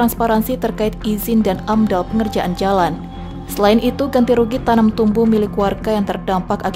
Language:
Indonesian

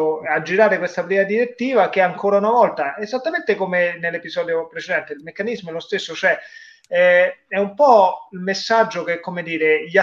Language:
Italian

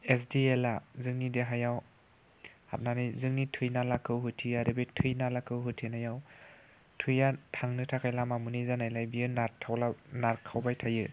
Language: Bodo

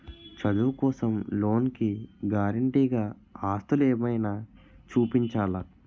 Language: Telugu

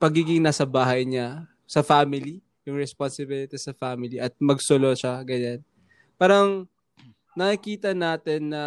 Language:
Filipino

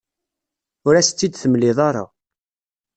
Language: Kabyle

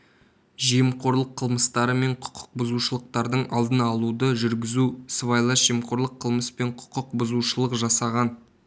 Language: Kazakh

